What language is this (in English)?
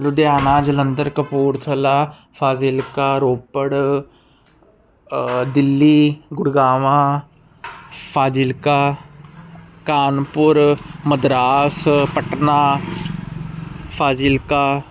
Punjabi